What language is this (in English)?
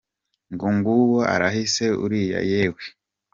Kinyarwanda